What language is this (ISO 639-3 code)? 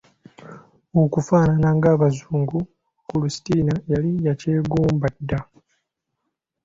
lug